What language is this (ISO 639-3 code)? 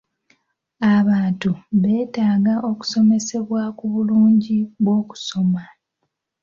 lug